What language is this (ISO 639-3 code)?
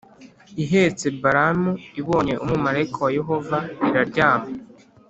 kin